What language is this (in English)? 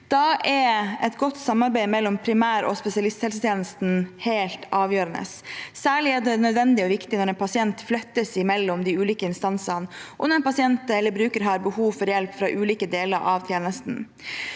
Norwegian